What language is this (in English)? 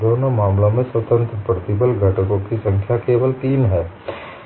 Hindi